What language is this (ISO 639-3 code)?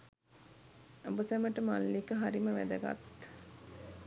sin